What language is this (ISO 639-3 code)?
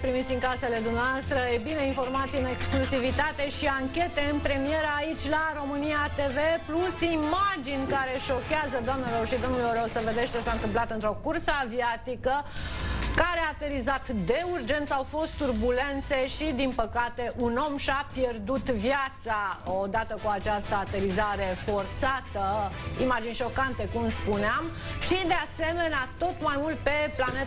ron